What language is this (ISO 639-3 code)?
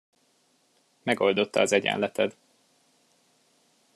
hun